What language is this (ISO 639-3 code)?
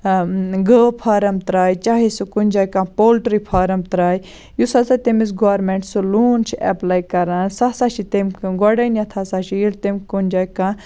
kas